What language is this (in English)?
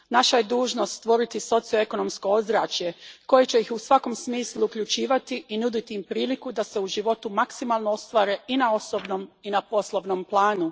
Croatian